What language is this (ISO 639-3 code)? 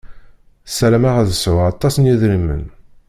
kab